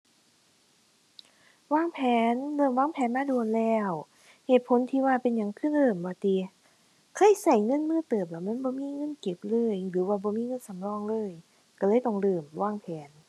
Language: Thai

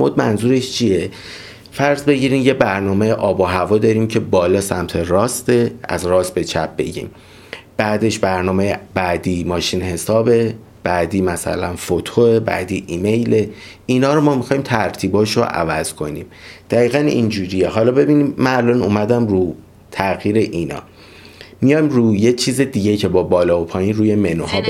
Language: Persian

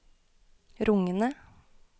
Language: Norwegian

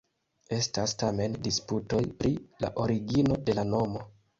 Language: Esperanto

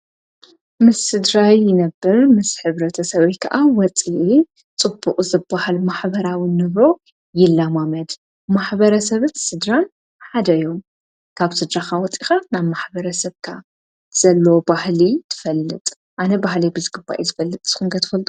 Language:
Tigrinya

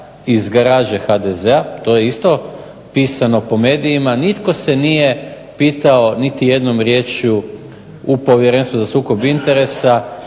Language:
Croatian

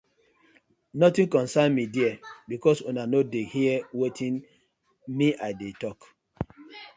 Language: Nigerian Pidgin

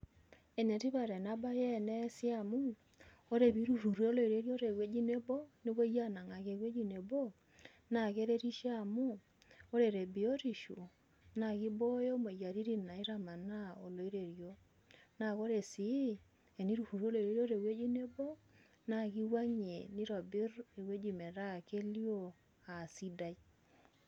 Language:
Masai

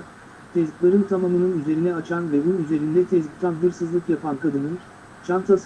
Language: Turkish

